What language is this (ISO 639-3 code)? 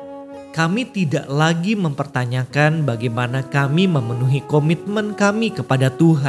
ind